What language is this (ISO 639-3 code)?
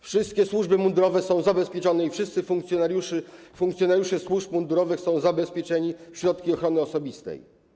pol